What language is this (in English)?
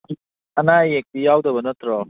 Manipuri